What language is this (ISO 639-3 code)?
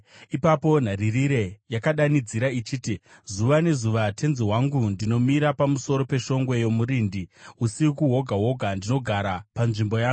sna